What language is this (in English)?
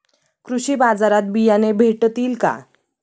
Marathi